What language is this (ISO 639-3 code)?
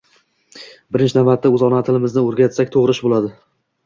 uzb